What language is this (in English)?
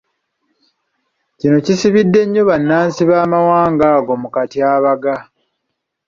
Ganda